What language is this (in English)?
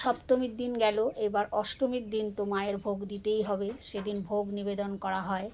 Bangla